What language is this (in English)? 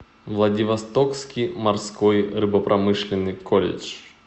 Russian